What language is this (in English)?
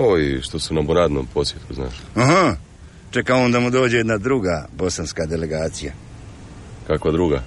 Croatian